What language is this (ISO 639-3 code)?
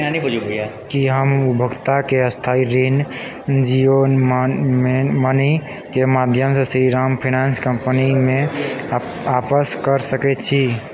mai